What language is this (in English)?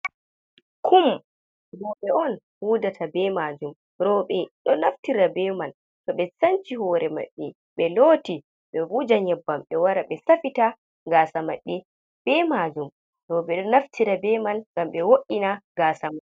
Fula